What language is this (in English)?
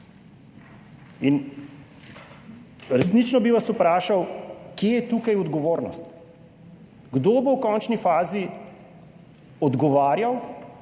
Slovenian